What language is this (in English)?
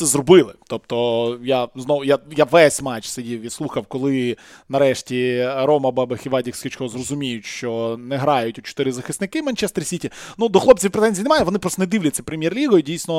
Ukrainian